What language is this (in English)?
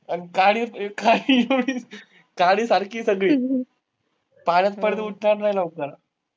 Marathi